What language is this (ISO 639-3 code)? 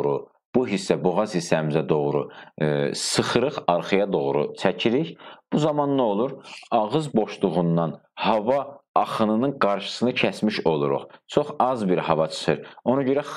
tur